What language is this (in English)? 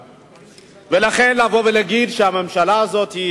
Hebrew